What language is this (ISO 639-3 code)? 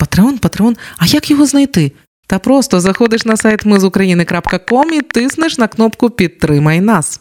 ukr